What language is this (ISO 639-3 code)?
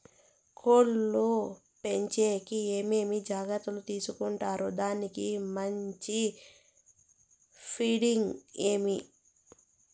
tel